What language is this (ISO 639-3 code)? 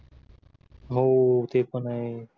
mar